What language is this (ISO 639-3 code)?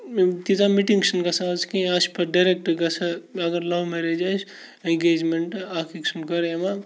kas